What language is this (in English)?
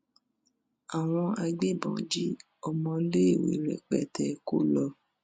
Yoruba